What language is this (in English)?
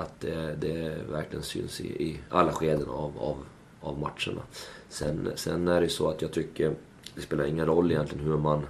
Swedish